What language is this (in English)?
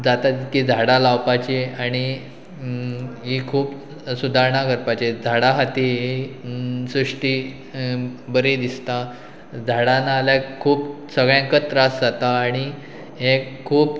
Konkani